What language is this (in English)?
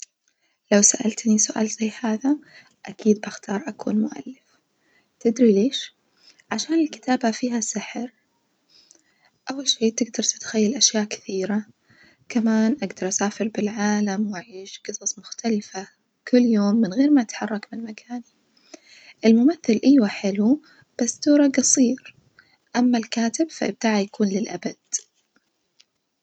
Najdi Arabic